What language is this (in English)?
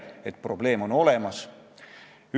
Estonian